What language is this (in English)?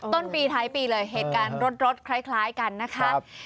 Thai